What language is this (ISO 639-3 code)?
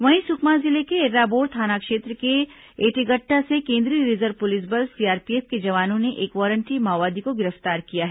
hin